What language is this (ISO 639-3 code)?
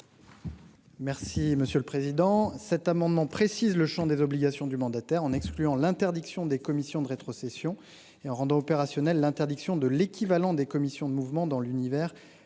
fra